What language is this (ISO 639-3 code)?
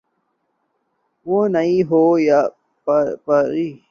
urd